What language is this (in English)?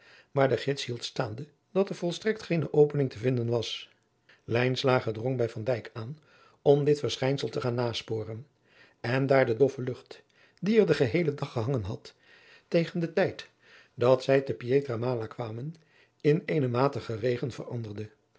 Dutch